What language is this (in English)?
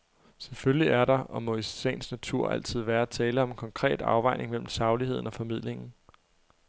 Danish